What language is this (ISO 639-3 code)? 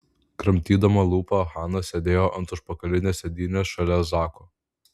lit